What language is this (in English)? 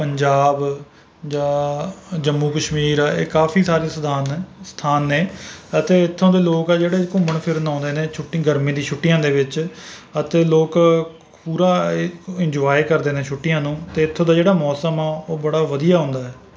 Punjabi